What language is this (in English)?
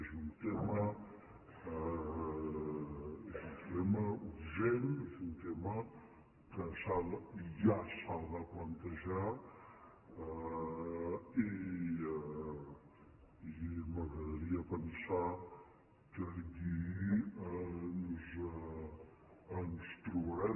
Catalan